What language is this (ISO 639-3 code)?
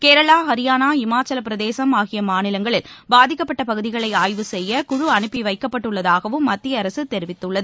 tam